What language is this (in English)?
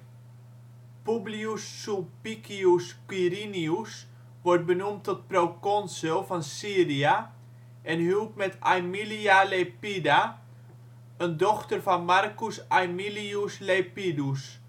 Dutch